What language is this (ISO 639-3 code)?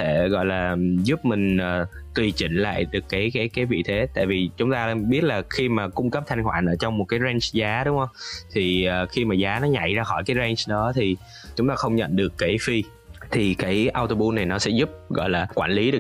vie